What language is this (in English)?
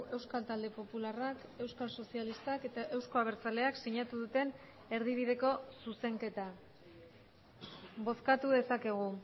Basque